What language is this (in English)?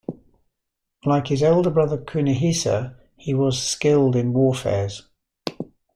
English